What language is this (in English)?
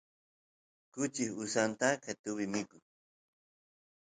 Santiago del Estero Quichua